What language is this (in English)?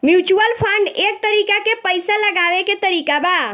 Bhojpuri